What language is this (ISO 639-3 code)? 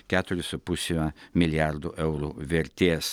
lit